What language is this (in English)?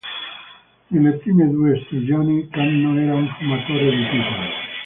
Italian